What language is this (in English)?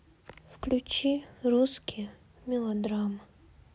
Russian